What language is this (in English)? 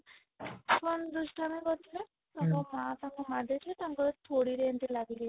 Odia